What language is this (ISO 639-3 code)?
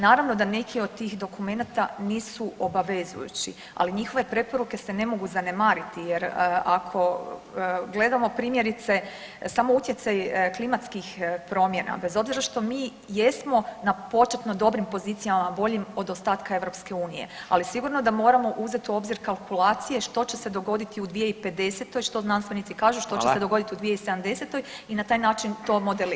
hrv